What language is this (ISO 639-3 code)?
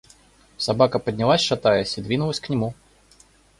rus